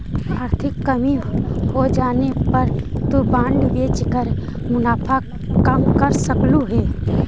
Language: Magahi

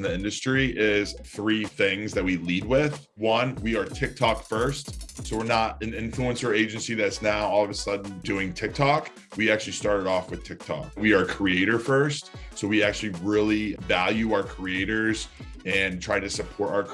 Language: English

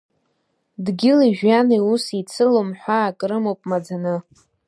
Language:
Abkhazian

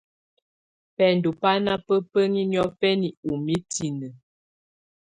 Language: Tunen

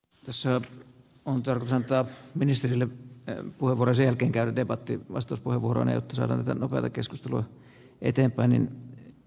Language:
Finnish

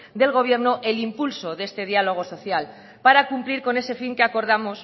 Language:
Spanish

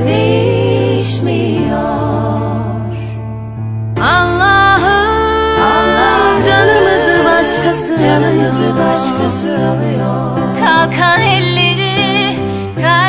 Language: Turkish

